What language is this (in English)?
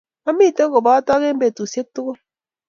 Kalenjin